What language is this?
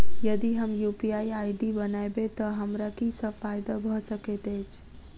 Maithili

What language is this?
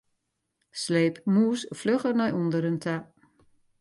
Western Frisian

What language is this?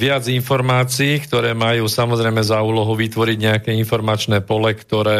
Slovak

